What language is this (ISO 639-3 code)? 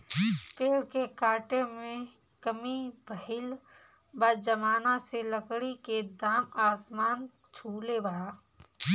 bho